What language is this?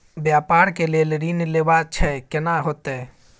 Maithili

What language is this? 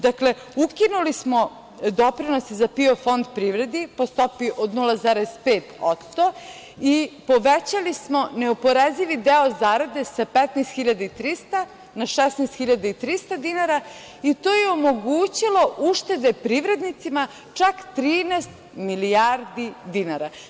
Serbian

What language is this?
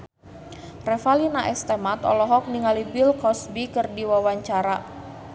Sundanese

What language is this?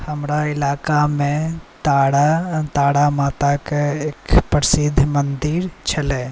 Maithili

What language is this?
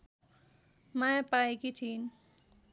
Nepali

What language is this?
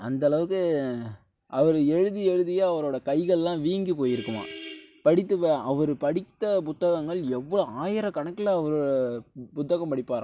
Tamil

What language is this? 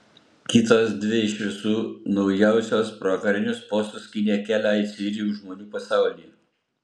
Lithuanian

